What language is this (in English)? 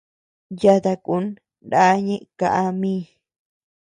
Tepeuxila Cuicatec